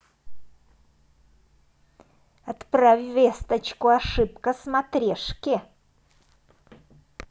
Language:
Russian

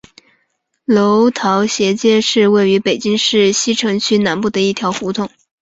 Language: Chinese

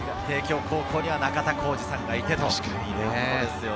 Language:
Japanese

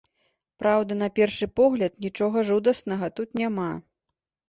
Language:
Belarusian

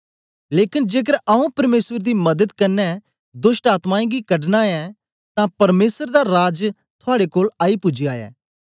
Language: Dogri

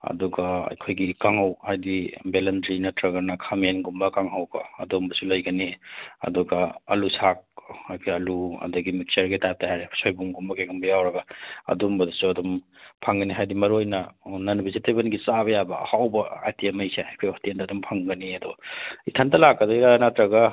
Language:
Manipuri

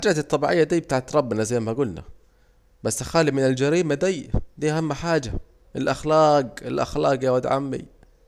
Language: Saidi Arabic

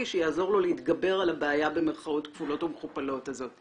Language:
Hebrew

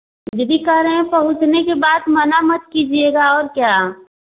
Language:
Hindi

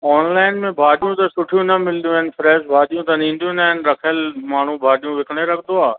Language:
Sindhi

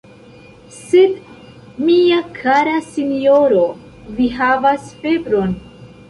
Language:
Esperanto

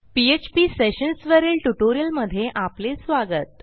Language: Marathi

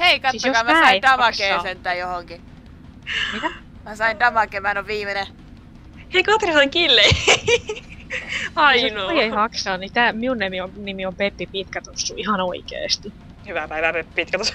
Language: Finnish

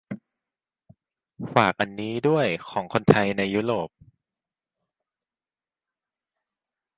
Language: Thai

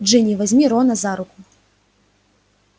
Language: Russian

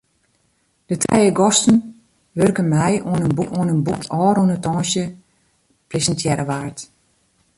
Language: Western Frisian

